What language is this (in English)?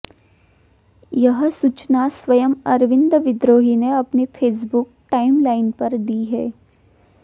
Hindi